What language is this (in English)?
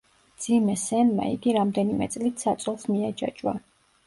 Georgian